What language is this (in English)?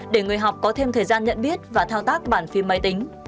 Vietnamese